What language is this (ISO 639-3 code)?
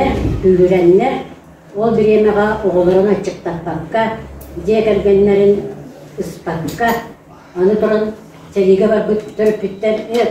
ara